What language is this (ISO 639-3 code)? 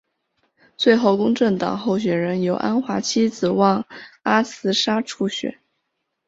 zho